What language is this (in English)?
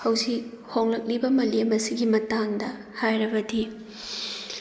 Manipuri